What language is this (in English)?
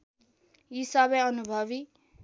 Nepali